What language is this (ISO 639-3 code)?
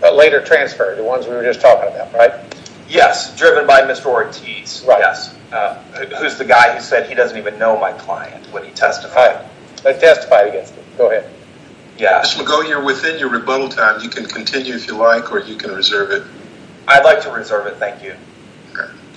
eng